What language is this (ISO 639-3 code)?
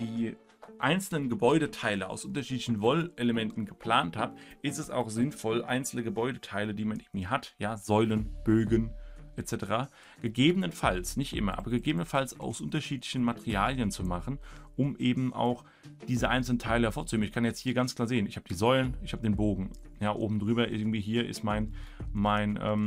deu